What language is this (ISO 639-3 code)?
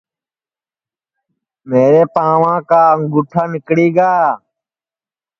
ssi